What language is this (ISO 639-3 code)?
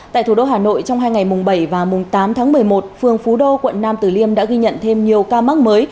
vie